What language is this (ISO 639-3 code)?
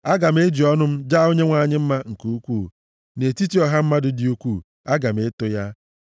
ibo